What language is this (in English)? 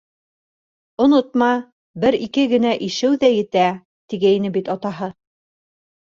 Bashkir